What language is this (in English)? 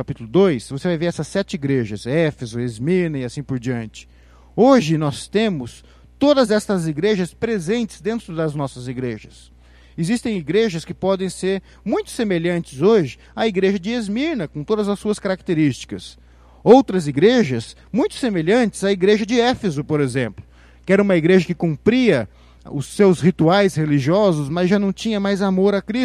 Portuguese